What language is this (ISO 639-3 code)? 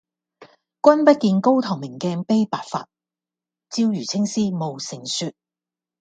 yue